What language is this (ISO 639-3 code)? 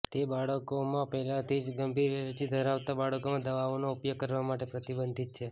guj